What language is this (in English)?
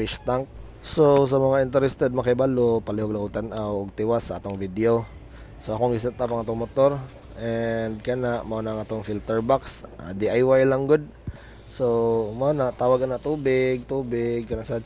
Filipino